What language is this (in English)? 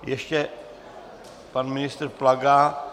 Czech